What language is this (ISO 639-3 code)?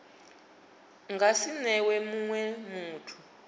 ven